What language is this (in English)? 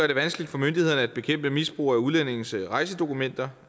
Danish